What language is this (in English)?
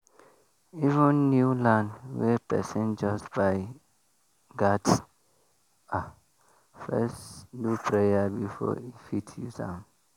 Nigerian Pidgin